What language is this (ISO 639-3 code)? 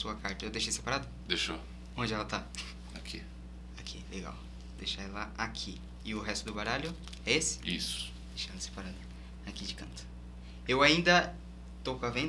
por